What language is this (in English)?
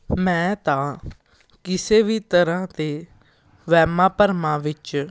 Punjabi